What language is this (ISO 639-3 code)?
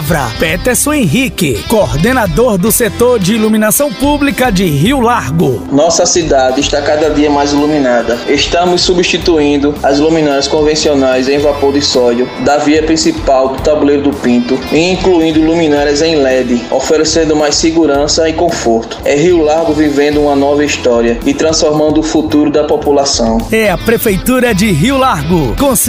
por